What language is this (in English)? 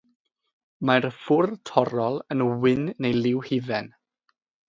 Welsh